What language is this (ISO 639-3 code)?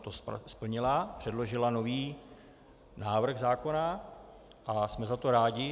ces